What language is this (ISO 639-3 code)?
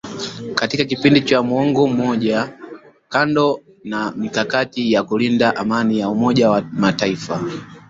swa